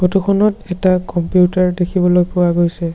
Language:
Assamese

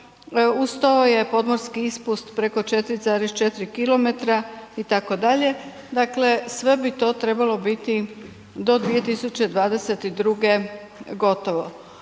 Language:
Croatian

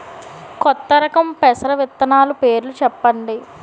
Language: Telugu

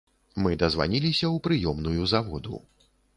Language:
Belarusian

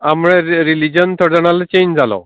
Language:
Konkani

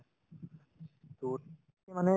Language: Assamese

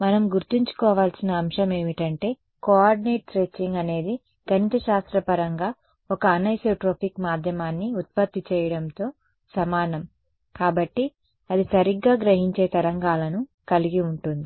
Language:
Telugu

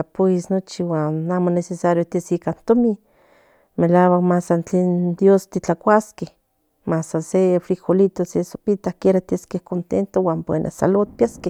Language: Central Nahuatl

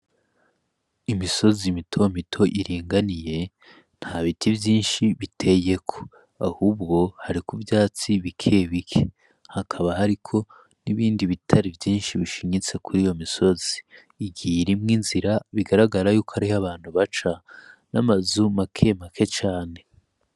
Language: Rundi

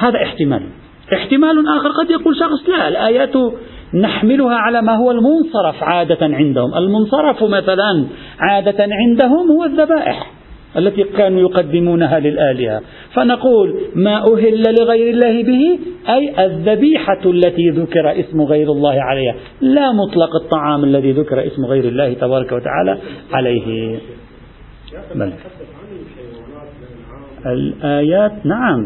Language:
Arabic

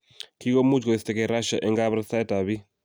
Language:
Kalenjin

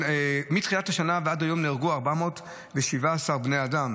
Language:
Hebrew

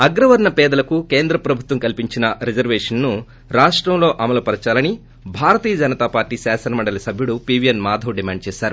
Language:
Telugu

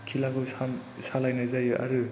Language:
Bodo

